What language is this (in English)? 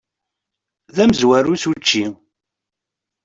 Kabyle